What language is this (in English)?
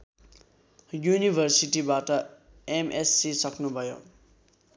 Nepali